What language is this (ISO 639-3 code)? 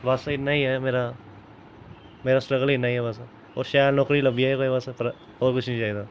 doi